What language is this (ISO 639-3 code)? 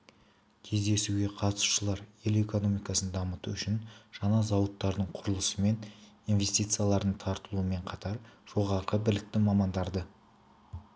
kaz